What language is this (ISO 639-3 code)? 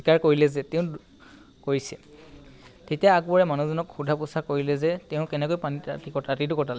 asm